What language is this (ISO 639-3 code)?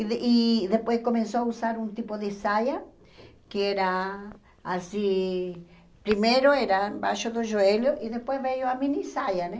por